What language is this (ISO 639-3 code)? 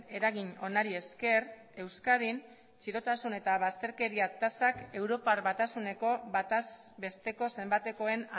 eus